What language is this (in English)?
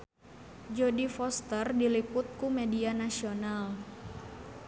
Sundanese